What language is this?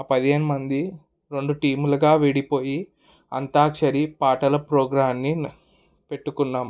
Telugu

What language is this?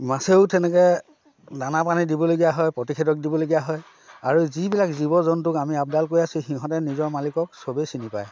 Assamese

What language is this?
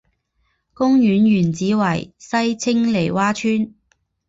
Chinese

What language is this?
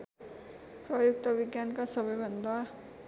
Nepali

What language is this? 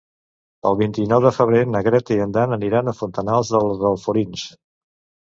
Catalan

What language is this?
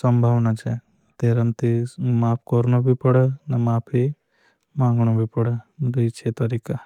Bhili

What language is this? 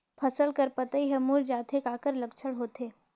Chhattisgarhi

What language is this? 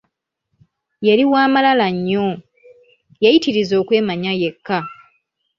Ganda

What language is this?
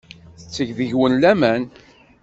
Kabyle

